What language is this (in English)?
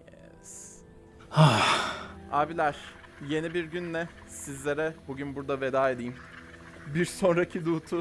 Turkish